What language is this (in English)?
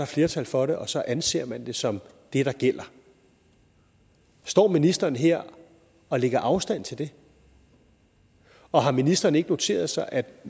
Danish